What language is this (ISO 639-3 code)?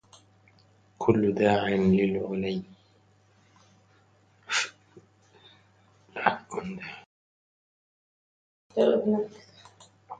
ara